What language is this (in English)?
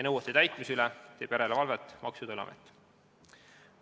Estonian